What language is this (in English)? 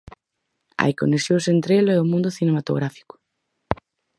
Galician